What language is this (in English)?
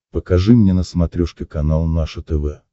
Russian